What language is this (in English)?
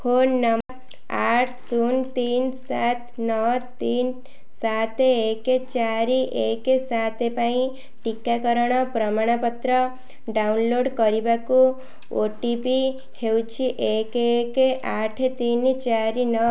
Odia